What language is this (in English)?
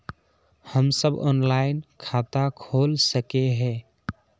Magahi